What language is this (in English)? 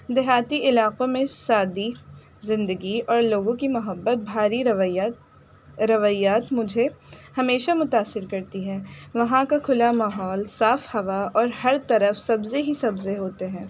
Urdu